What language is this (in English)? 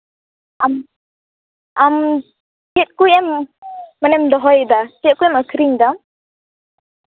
Santali